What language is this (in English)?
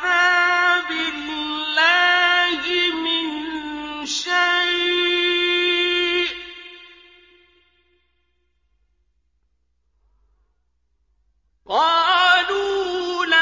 Arabic